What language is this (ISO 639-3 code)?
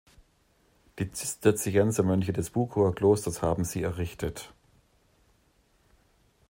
deu